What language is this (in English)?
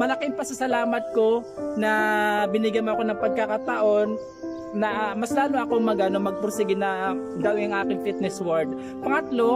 Filipino